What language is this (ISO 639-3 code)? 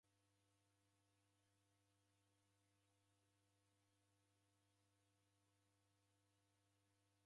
dav